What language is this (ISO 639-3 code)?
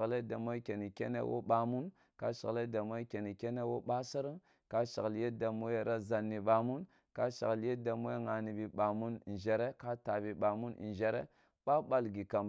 bbu